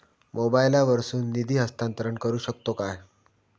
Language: Marathi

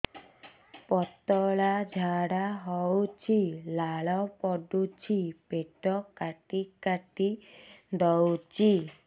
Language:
Odia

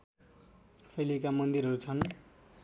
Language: Nepali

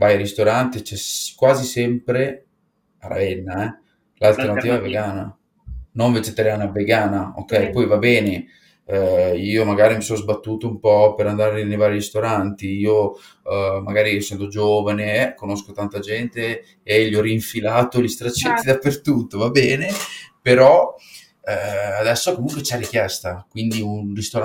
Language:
Italian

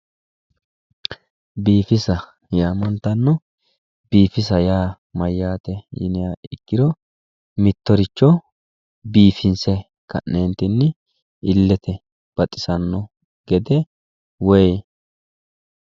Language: Sidamo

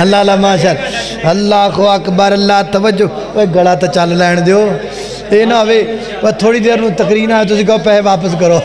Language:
Hindi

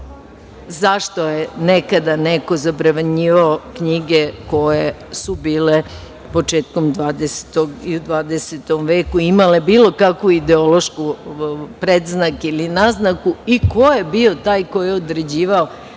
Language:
Serbian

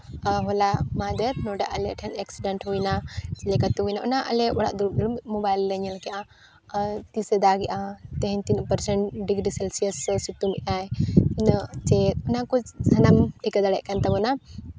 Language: Santali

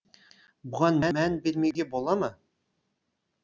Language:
Kazakh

